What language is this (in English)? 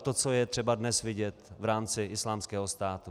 Czech